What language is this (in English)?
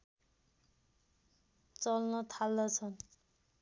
Nepali